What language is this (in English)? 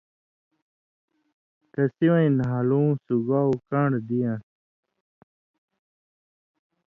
Indus Kohistani